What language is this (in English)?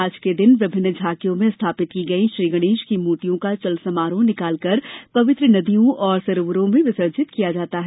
Hindi